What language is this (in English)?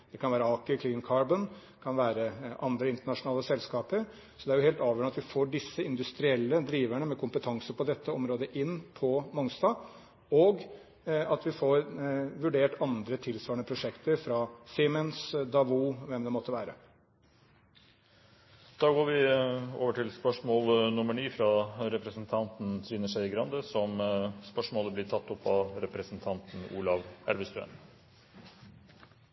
Norwegian